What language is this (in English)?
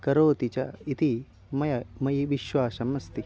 Sanskrit